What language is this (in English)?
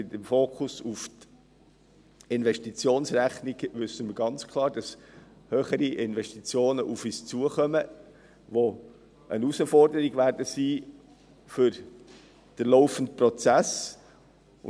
Swiss German